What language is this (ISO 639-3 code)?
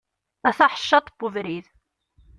kab